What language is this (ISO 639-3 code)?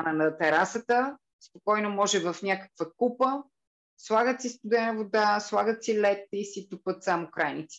bul